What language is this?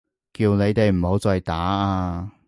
Cantonese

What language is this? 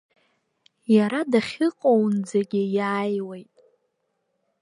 Abkhazian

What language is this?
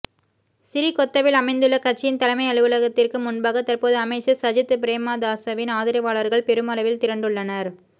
Tamil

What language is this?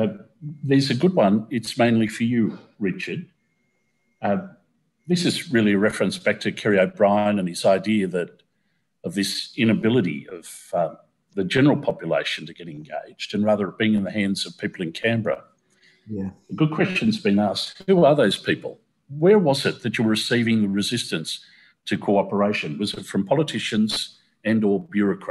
English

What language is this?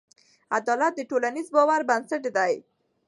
Pashto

